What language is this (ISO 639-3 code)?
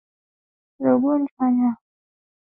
swa